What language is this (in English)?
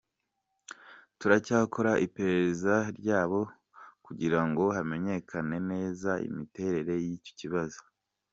Kinyarwanda